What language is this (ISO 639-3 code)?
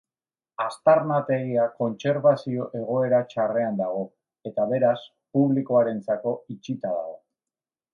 eus